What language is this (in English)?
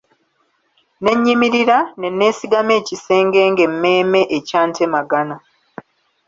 Ganda